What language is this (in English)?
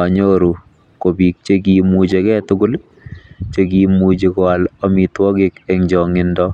Kalenjin